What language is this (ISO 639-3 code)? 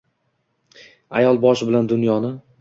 uzb